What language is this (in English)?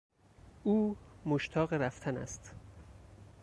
Persian